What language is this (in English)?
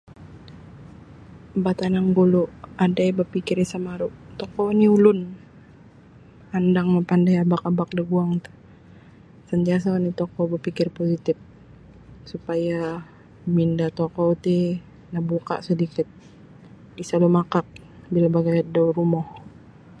Sabah Bisaya